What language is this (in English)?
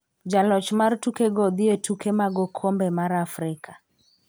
Luo (Kenya and Tanzania)